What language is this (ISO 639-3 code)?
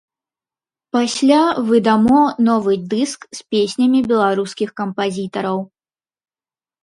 bel